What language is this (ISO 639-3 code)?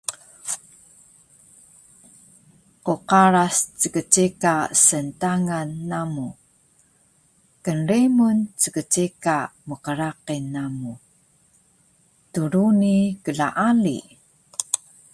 trv